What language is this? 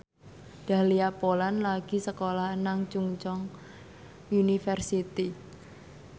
Javanese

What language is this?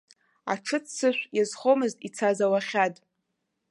Abkhazian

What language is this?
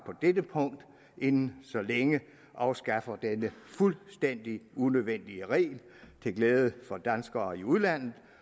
Danish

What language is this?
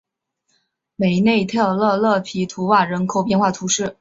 Chinese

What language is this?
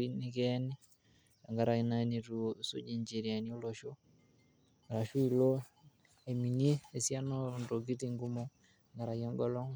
Masai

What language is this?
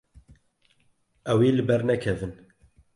Kurdish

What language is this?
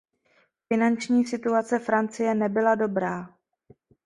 Czech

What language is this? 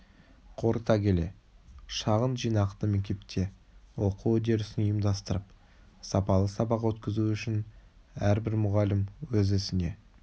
Kazakh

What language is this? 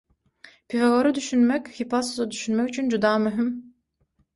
Turkmen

